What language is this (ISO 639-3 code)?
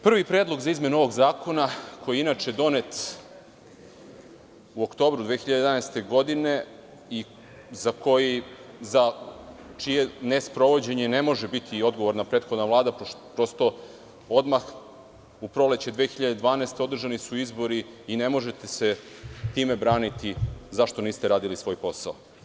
srp